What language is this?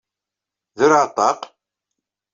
Kabyle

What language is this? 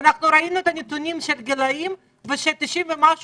Hebrew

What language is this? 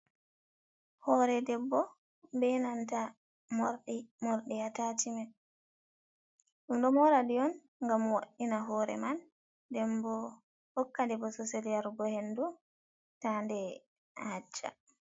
Fula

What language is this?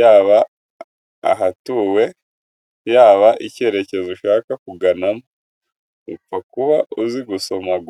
Kinyarwanda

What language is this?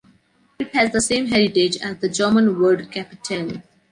English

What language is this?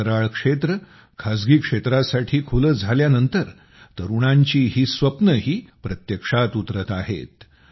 Marathi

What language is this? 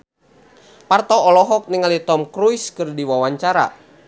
Sundanese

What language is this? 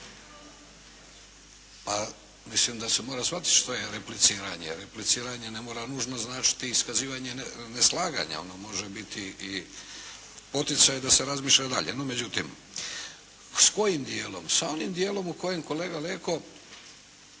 Croatian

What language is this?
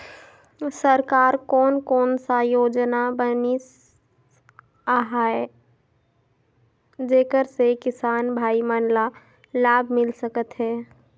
Chhattisgarhi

